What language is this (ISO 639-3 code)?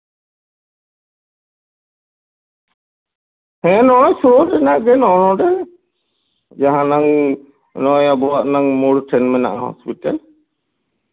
sat